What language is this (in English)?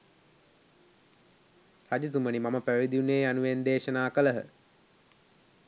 Sinhala